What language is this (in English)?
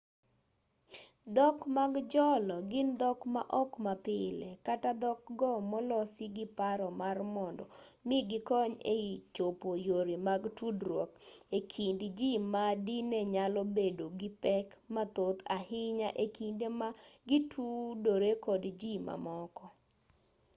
Luo (Kenya and Tanzania)